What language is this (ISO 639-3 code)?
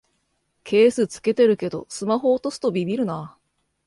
jpn